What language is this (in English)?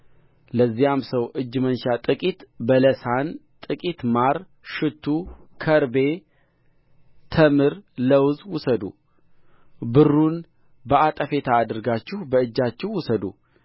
Amharic